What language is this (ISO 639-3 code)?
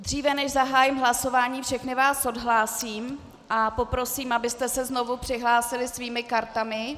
ces